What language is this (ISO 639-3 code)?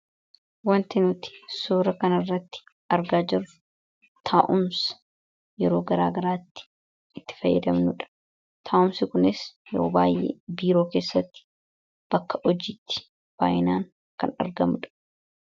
orm